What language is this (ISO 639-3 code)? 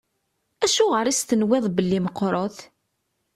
kab